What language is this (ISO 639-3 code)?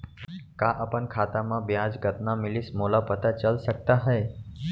hne